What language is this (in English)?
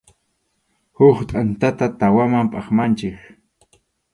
Arequipa-La Unión Quechua